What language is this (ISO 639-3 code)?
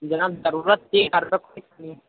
urd